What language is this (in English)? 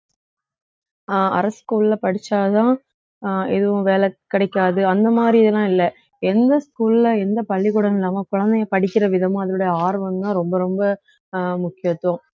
Tamil